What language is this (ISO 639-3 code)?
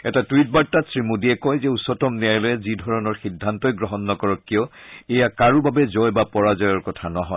asm